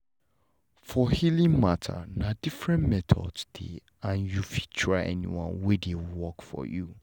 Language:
Nigerian Pidgin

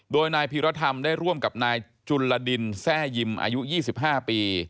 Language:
Thai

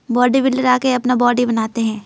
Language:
Hindi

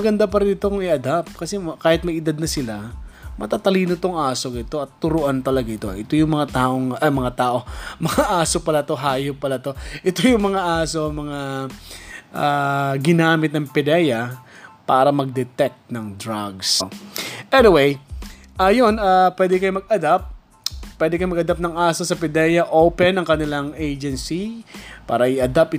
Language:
Filipino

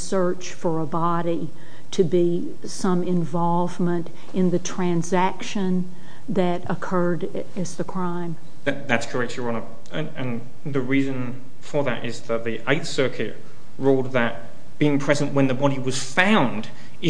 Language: English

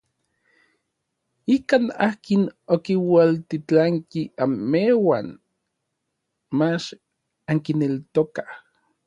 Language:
Orizaba Nahuatl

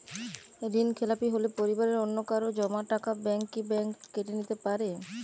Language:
Bangla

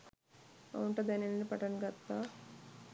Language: Sinhala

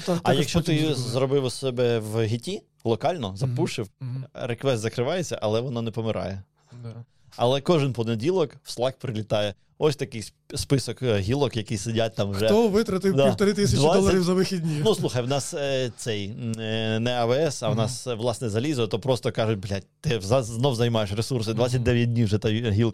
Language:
Ukrainian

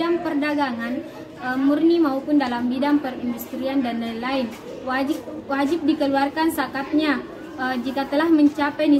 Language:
Indonesian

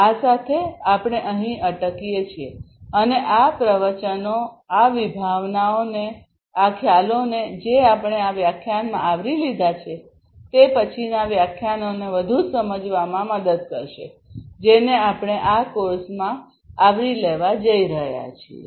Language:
Gujarati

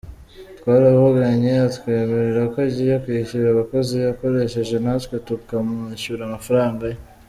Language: Kinyarwanda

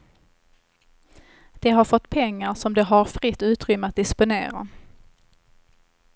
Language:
Swedish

